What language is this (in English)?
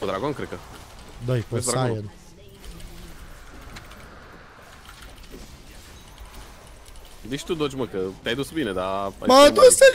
Romanian